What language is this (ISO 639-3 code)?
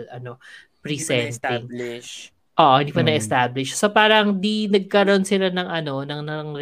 fil